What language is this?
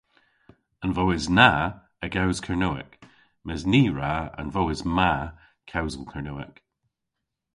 Cornish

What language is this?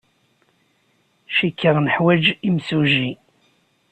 Kabyle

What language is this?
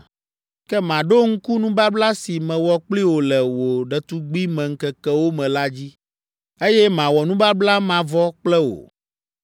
Ewe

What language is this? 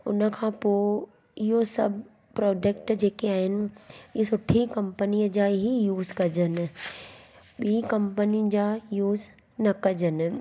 Sindhi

